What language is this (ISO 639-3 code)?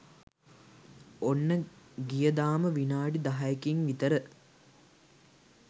sin